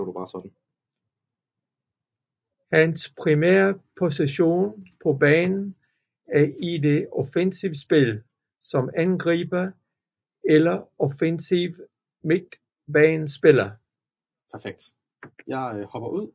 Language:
Danish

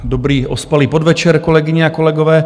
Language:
Czech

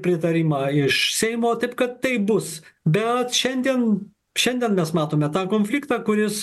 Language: Lithuanian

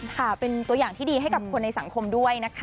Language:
Thai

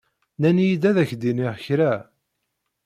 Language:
Kabyle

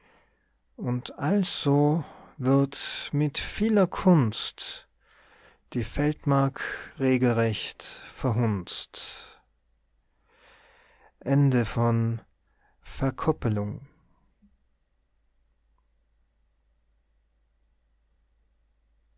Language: German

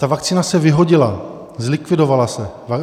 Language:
Czech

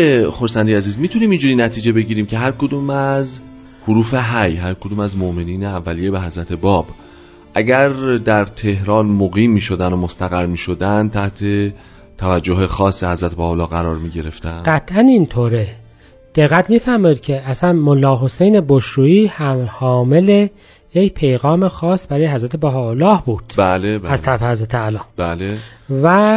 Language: Persian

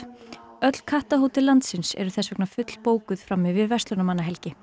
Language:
Icelandic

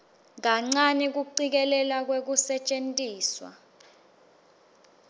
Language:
Swati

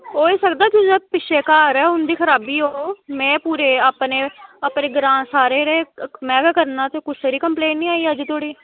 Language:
Dogri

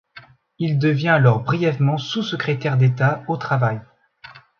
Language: French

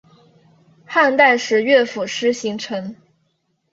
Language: Chinese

